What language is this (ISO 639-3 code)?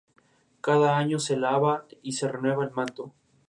spa